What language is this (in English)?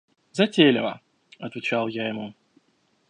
Russian